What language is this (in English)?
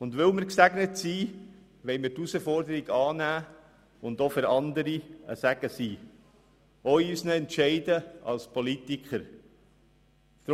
Swiss German